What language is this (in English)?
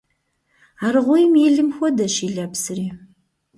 Kabardian